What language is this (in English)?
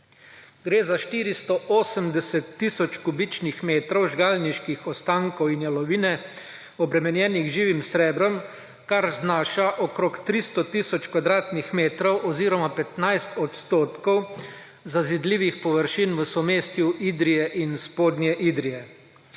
Slovenian